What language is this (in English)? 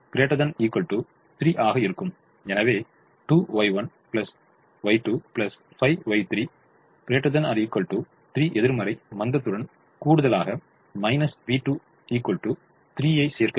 Tamil